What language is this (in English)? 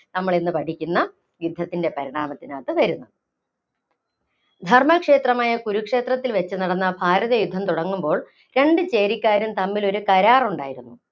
Malayalam